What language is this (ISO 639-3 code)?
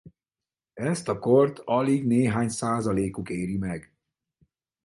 hun